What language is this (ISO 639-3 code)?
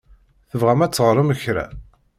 kab